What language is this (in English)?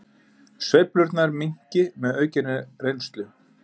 Icelandic